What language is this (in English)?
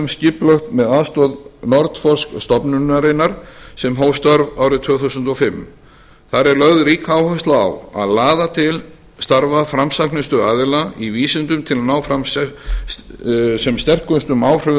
Icelandic